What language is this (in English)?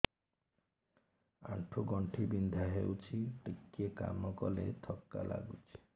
Odia